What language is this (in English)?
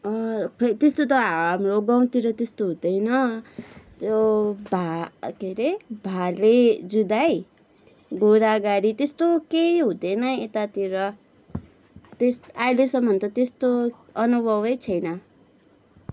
Nepali